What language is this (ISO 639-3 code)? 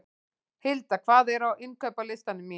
isl